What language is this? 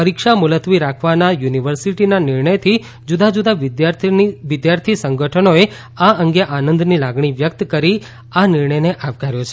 Gujarati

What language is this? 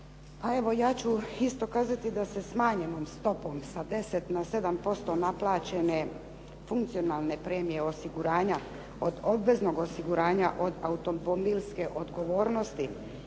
Croatian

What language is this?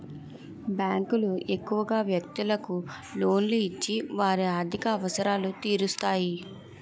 Telugu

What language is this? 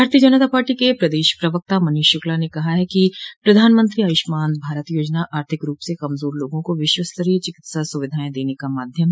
Hindi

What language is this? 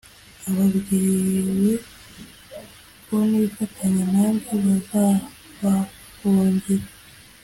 Kinyarwanda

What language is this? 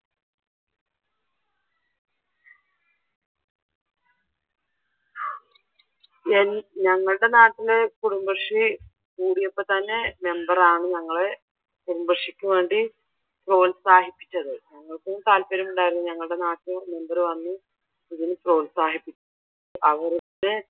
Malayalam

